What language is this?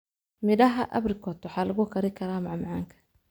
Somali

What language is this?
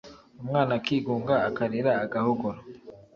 Kinyarwanda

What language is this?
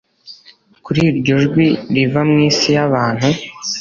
Kinyarwanda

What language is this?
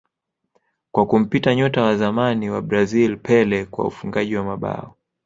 Swahili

